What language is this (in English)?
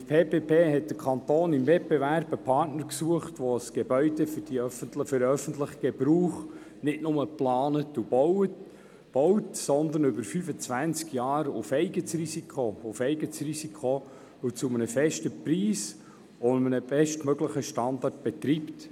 Swiss German